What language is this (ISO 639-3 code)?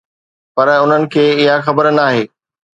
snd